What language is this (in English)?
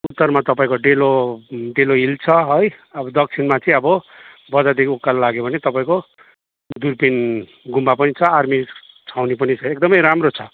Nepali